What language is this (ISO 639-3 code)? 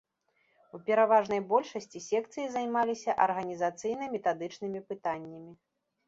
bel